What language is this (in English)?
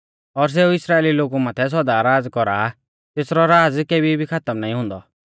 Mahasu Pahari